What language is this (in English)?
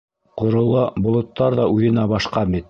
Bashkir